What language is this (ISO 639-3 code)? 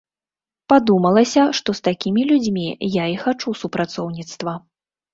bel